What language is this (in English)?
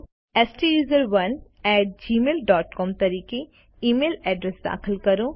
Gujarati